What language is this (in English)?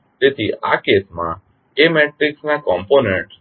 Gujarati